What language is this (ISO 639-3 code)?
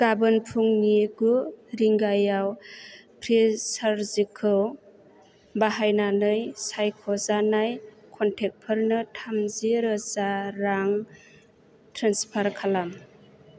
brx